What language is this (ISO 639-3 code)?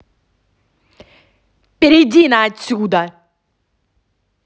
rus